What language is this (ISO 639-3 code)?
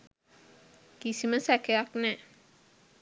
sin